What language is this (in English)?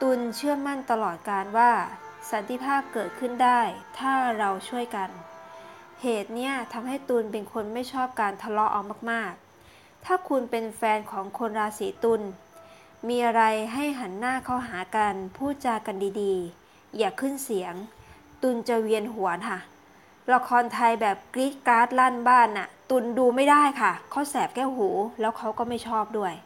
Thai